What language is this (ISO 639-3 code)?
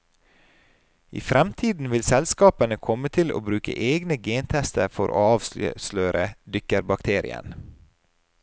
nor